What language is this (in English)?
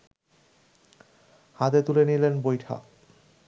Bangla